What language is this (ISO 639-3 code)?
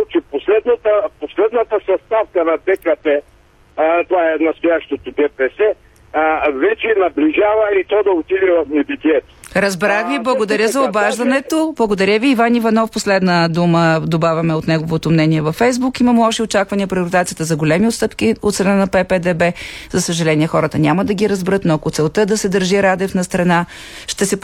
bul